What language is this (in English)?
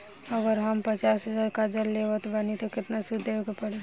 Bhojpuri